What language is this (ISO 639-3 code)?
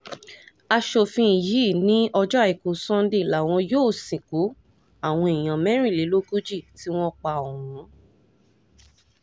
yor